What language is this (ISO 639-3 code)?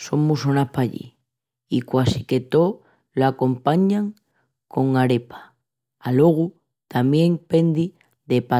ext